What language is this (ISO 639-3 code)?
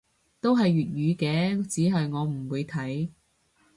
yue